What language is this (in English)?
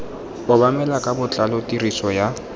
Tswana